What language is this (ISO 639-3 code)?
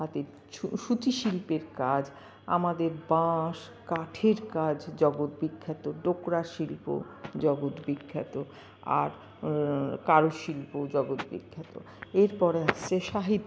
ben